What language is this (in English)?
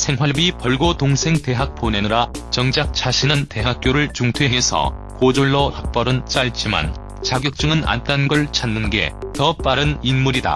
Korean